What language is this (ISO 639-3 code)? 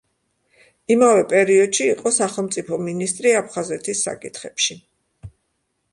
kat